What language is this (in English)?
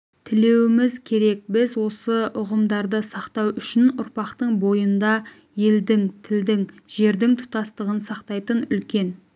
Kazakh